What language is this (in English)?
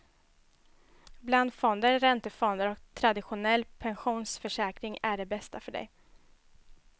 Swedish